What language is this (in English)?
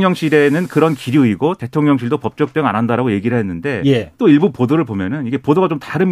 Korean